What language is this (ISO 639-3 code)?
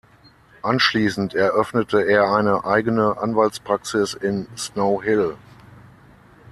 deu